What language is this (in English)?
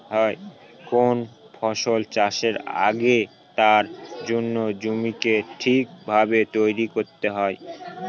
Bangla